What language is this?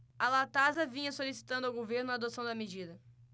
Portuguese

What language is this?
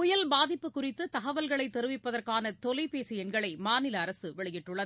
Tamil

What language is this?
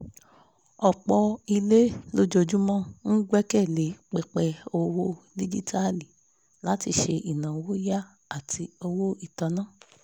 Yoruba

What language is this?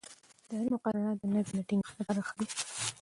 Pashto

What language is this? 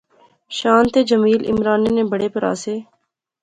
Pahari-Potwari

